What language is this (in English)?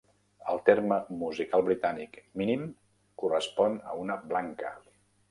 Catalan